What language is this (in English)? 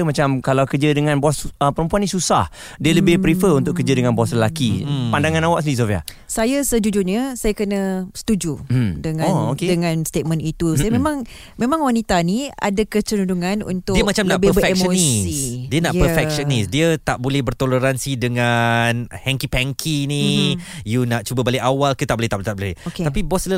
Malay